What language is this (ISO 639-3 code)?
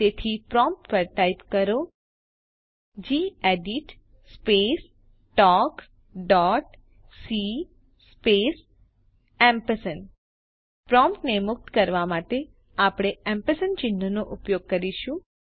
guj